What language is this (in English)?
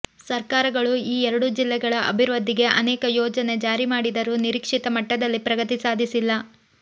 Kannada